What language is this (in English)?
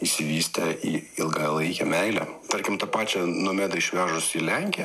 Lithuanian